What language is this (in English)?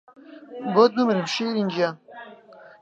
Central Kurdish